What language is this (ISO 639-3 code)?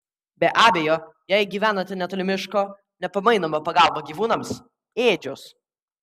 lit